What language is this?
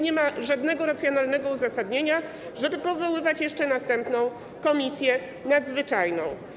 Polish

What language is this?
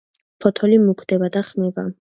Georgian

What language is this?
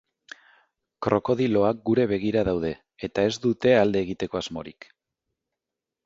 Basque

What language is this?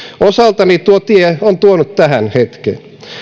Finnish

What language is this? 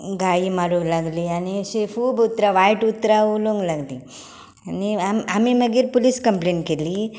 Konkani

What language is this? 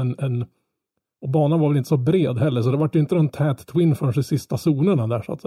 Swedish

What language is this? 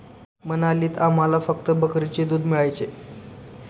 Marathi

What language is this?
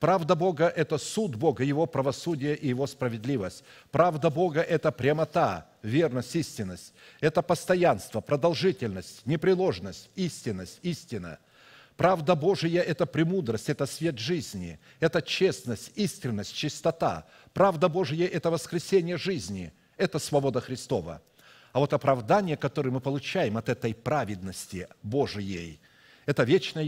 Russian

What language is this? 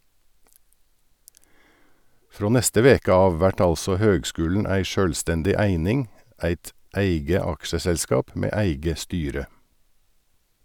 Norwegian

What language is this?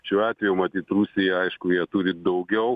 Lithuanian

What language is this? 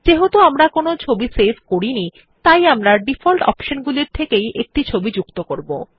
Bangla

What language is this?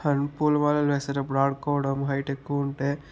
Telugu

